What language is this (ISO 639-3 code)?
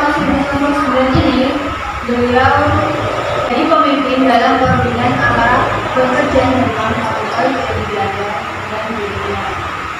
ind